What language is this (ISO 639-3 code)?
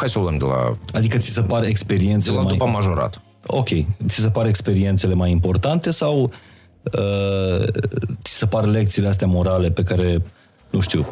ron